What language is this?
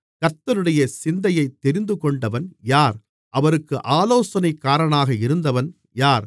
Tamil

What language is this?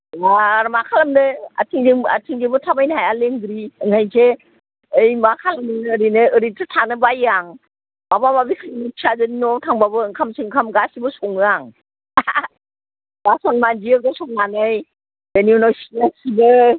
Bodo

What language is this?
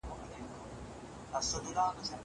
Pashto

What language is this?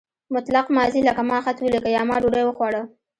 Pashto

